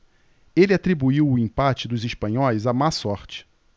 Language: Portuguese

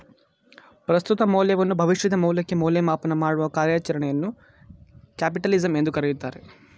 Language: Kannada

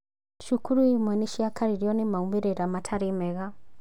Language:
Kikuyu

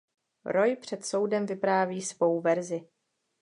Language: Czech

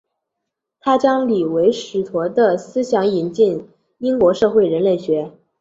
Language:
Chinese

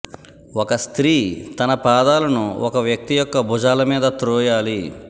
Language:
Telugu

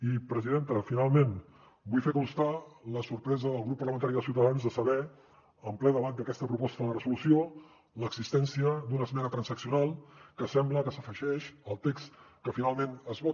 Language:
Catalan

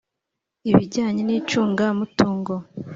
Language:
Kinyarwanda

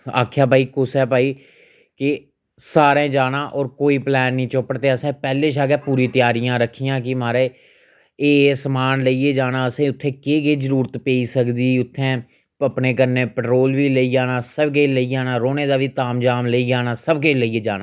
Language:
Dogri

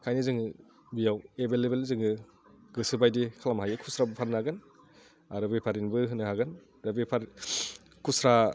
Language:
Bodo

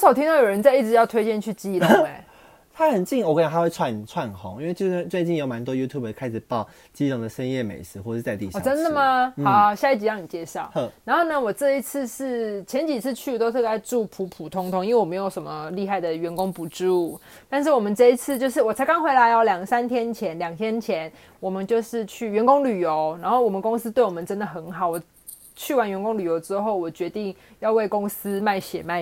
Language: Chinese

